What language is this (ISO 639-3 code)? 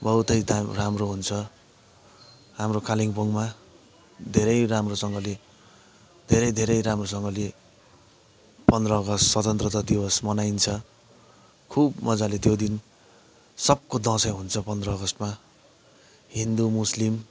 nep